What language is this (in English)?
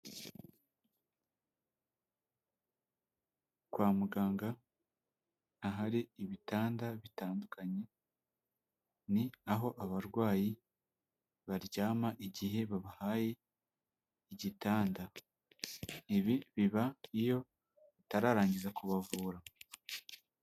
Kinyarwanda